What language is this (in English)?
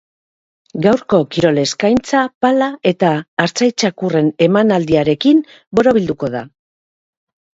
Basque